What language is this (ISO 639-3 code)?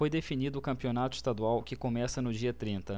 por